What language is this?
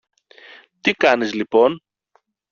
Greek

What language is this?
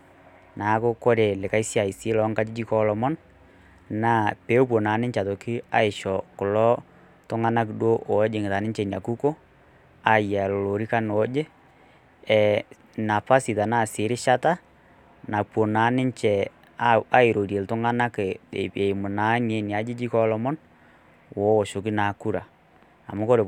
Masai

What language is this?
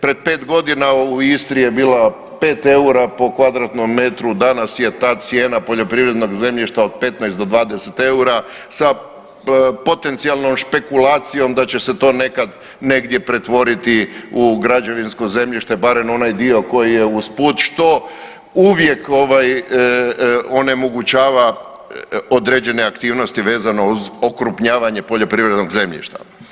Croatian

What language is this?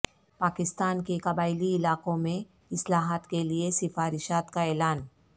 Urdu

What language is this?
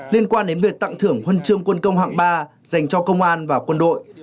Vietnamese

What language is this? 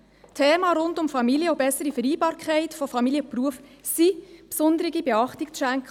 Swiss German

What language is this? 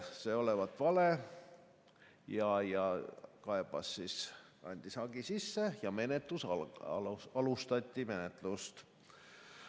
Estonian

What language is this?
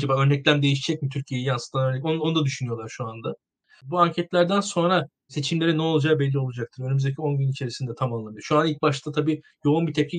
Turkish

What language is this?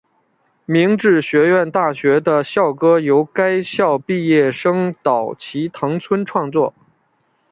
Chinese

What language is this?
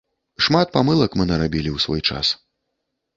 Belarusian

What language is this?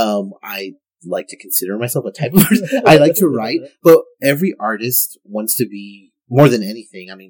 English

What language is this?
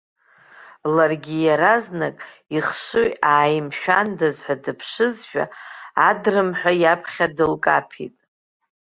Abkhazian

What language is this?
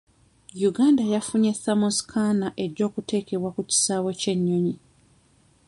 Ganda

